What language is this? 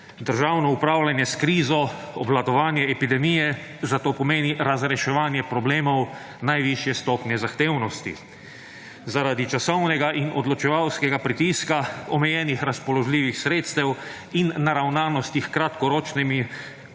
Slovenian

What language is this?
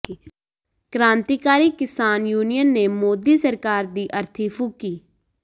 Punjabi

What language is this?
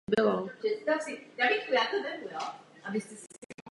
Czech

